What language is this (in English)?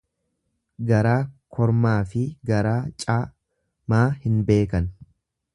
Oromo